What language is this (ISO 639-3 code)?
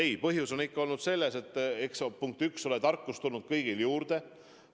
est